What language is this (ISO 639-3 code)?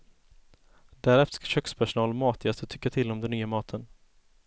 swe